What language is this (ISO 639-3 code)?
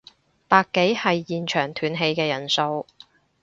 yue